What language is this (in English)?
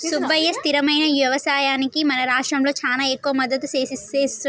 Telugu